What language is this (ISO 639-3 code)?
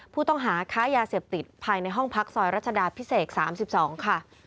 tha